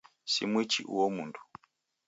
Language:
Taita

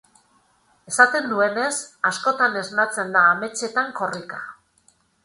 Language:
Basque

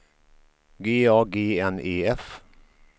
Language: Swedish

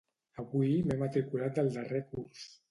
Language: Catalan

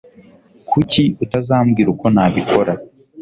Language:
Kinyarwanda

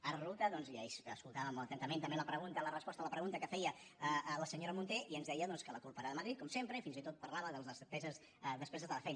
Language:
Catalan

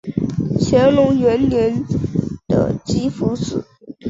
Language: Chinese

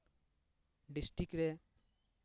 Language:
Santali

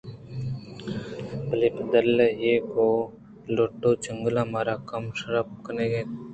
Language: Eastern Balochi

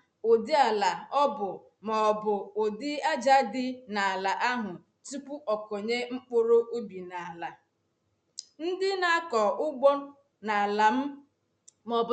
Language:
Igbo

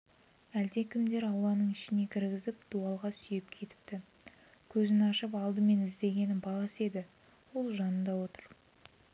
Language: Kazakh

